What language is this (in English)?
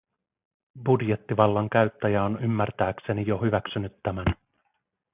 Finnish